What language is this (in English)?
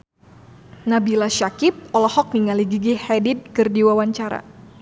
Sundanese